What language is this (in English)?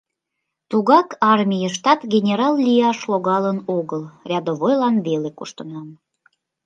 Mari